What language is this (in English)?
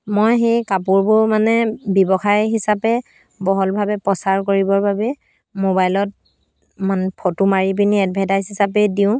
Assamese